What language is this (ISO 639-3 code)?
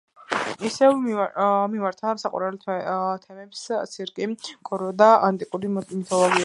kat